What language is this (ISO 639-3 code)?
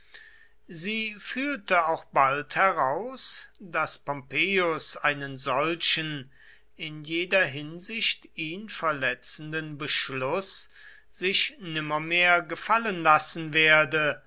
deu